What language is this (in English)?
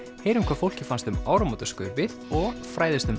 Icelandic